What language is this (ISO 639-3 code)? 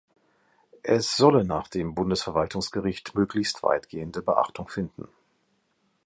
deu